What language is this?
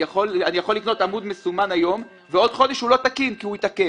Hebrew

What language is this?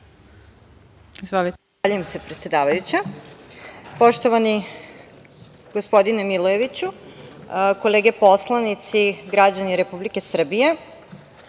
Serbian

